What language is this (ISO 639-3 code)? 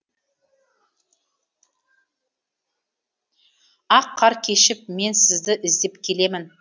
kaz